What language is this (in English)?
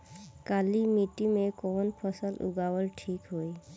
Bhojpuri